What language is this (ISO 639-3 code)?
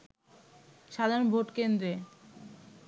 ben